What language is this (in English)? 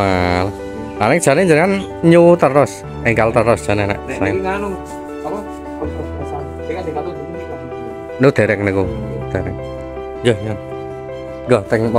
Indonesian